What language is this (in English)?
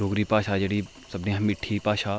Dogri